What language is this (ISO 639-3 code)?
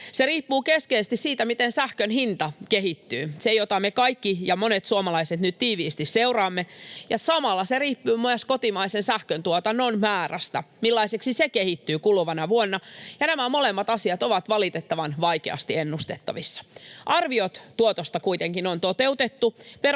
fin